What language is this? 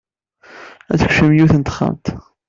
Kabyle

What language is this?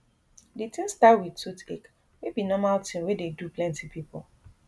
Nigerian Pidgin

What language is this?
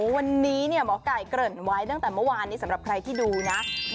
Thai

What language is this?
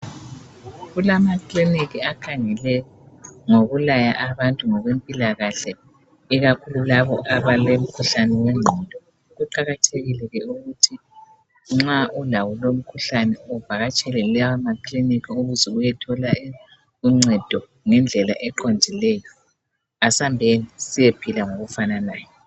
North Ndebele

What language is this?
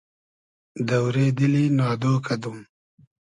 Hazaragi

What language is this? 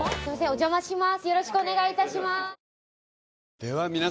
Japanese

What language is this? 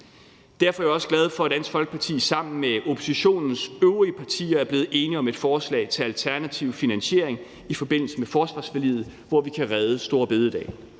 Danish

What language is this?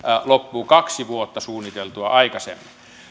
Finnish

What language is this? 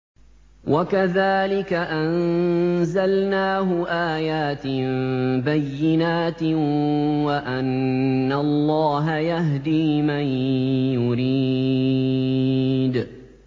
Arabic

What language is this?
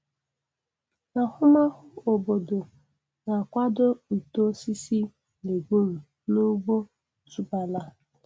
Igbo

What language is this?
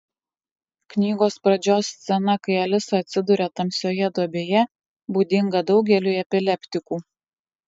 Lithuanian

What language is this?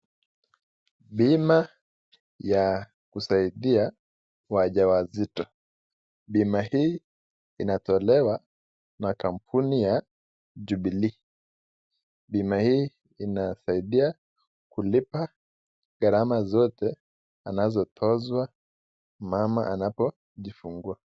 Swahili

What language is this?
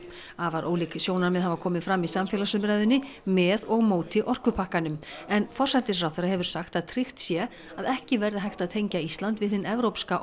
Icelandic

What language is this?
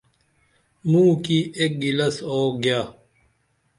Dameli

